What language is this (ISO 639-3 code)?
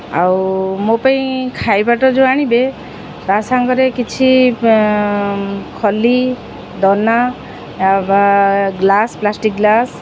ori